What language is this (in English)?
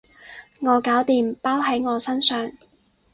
Cantonese